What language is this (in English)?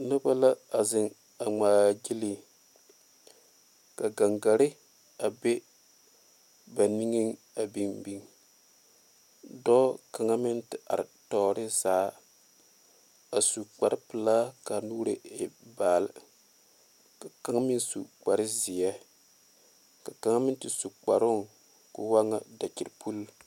Southern Dagaare